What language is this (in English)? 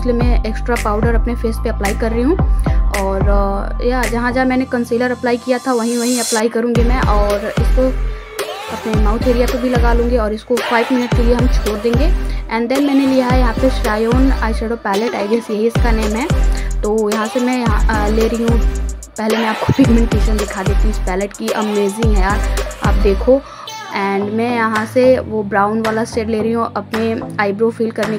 Hindi